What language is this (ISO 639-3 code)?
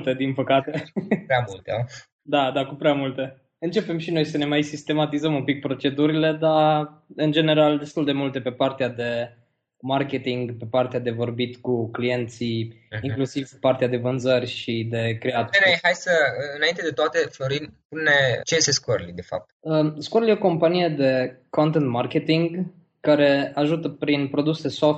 ron